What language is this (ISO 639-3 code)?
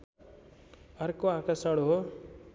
nep